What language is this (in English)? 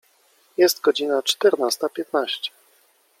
Polish